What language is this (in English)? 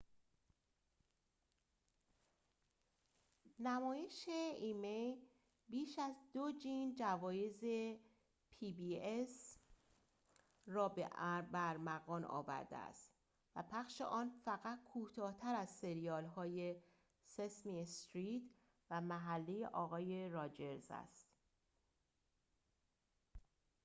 Persian